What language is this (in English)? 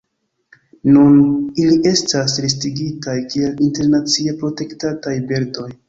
Esperanto